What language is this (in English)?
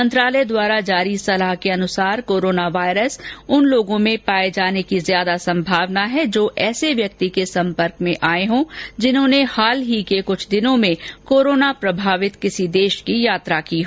Hindi